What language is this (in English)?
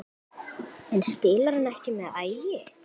Icelandic